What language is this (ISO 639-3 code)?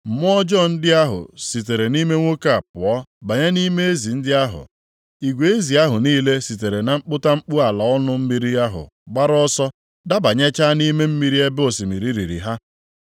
ibo